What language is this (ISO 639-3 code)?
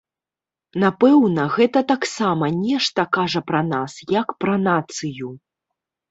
bel